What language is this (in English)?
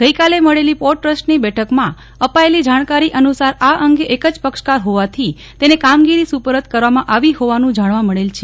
Gujarati